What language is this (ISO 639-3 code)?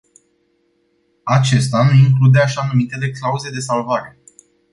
ron